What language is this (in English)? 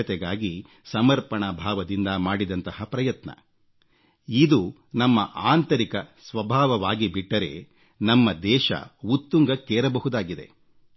Kannada